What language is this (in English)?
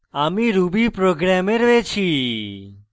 Bangla